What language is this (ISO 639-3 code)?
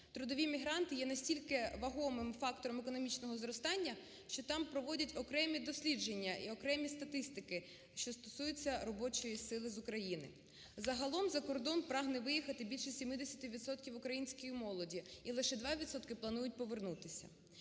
ukr